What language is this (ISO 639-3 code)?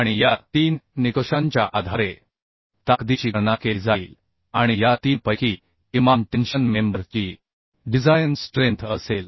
mar